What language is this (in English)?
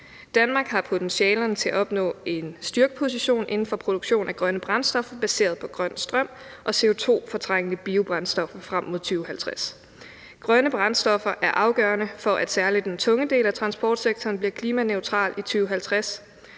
Danish